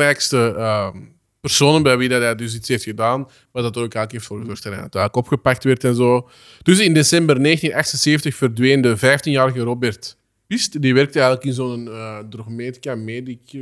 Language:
Dutch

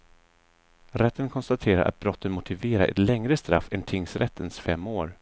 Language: Swedish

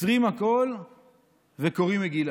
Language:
Hebrew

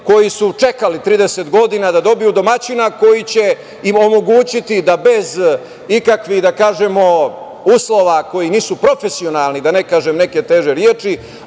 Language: Serbian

